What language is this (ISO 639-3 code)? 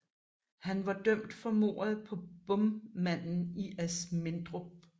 dan